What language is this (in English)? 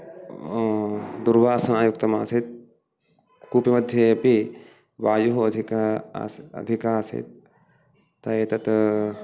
Sanskrit